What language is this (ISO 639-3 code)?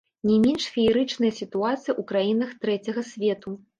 bel